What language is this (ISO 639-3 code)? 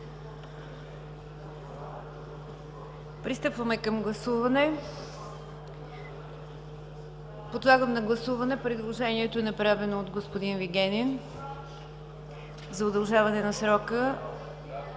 bul